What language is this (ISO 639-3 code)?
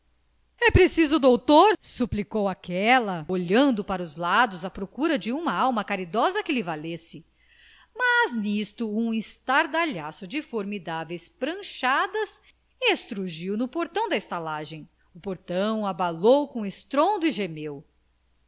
por